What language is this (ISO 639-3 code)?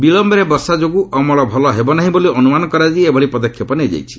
ori